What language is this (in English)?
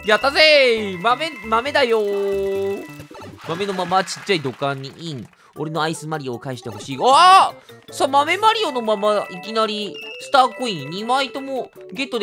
Japanese